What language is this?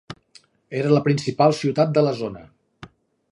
Catalan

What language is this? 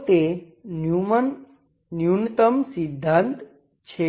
Gujarati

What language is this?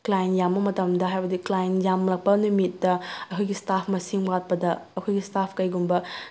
Manipuri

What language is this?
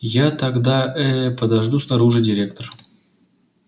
Russian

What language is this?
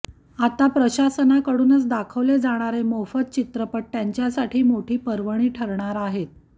Marathi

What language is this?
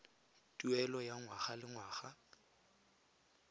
Tswana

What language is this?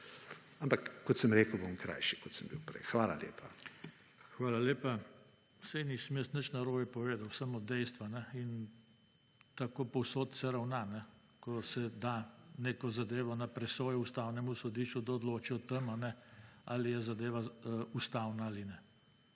Slovenian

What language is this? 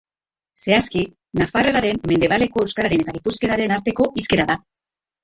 Basque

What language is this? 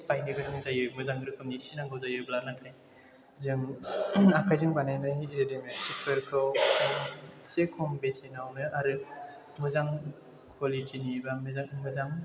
Bodo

